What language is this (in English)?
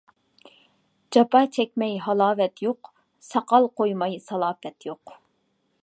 Uyghur